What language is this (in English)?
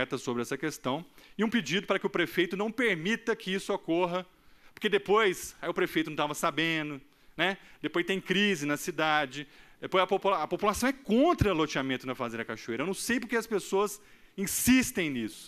Portuguese